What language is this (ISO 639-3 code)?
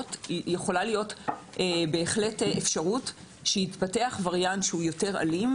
heb